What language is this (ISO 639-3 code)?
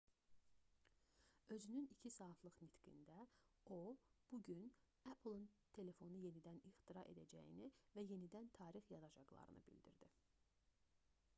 aze